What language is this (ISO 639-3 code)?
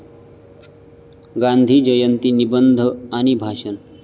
mar